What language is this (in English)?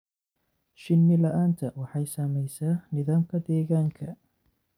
Somali